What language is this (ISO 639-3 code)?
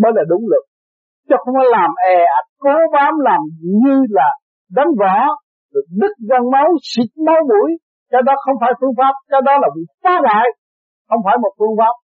vie